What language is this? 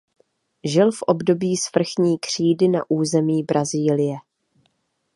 Czech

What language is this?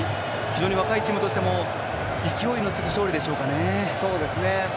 Japanese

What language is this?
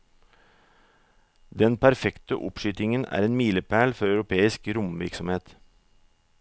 Norwegian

